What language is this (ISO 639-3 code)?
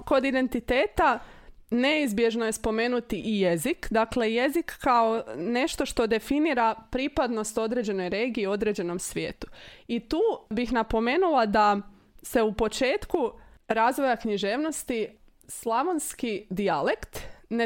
hrv